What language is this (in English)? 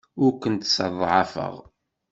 Kabyle